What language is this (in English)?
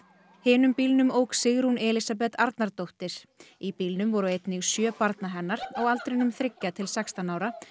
Icelandic